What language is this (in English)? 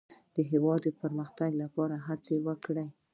Pashto